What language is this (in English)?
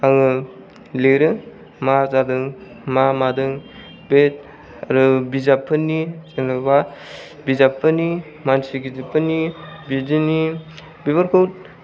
Bodo